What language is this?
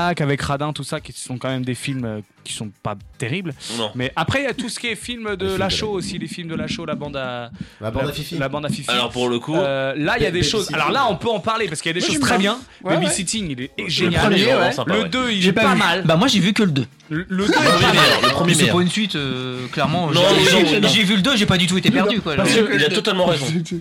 French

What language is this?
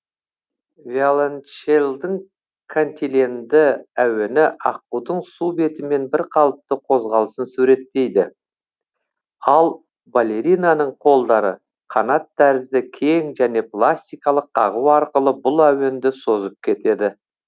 Kazakh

